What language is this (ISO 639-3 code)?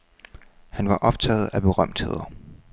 dan